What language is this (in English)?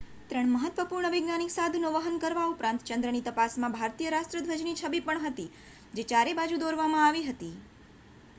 Gujarati